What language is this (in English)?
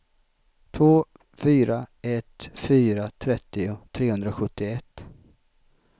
Swedish